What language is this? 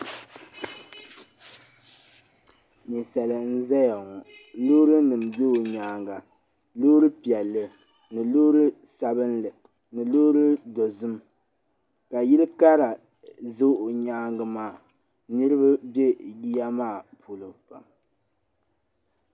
Dagbani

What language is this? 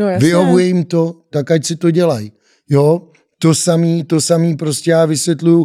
Czech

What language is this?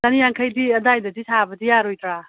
Manipuri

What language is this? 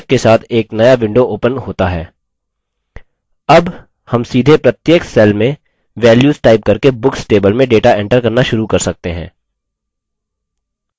Hindi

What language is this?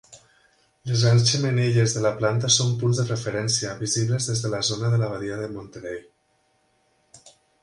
Catalan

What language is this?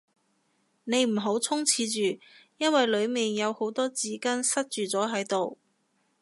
Cantonese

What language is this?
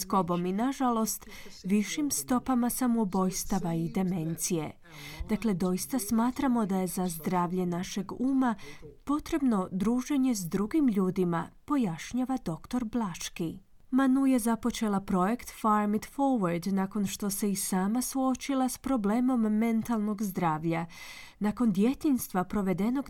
Croatian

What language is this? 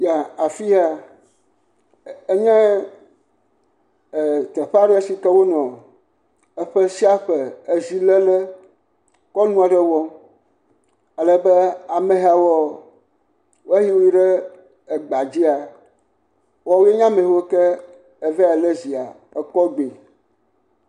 Ewe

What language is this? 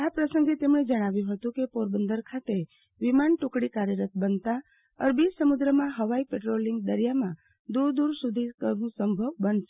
Gujarati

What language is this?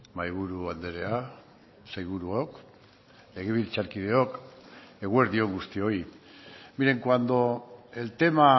Basque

